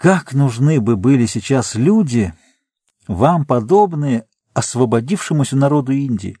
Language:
Russian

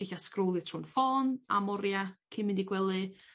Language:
Welsh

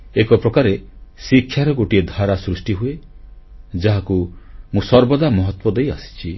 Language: Odia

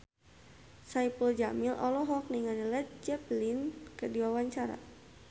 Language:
Sundanese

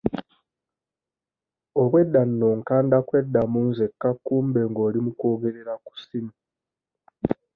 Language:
Ganda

